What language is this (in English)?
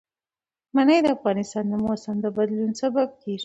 Pashto